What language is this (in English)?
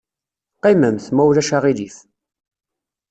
Kabyle